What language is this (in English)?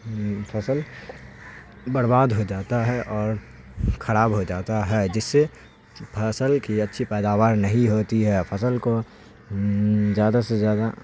Urdu